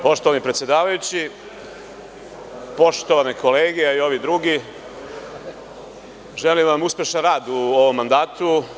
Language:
Serbian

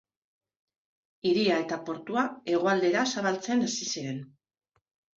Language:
Basque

